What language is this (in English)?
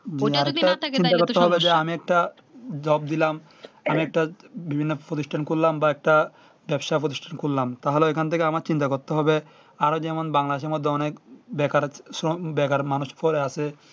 Bangla